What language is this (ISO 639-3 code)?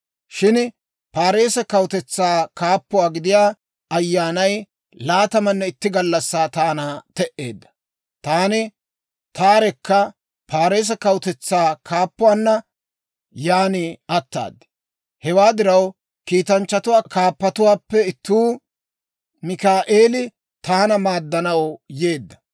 dwr